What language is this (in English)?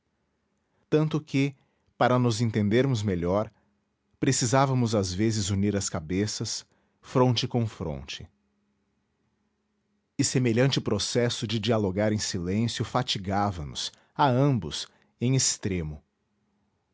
Portuguese